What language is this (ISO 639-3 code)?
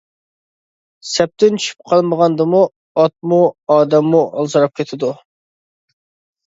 uig